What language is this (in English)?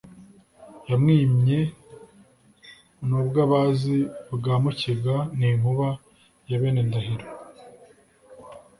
Kinyarwanda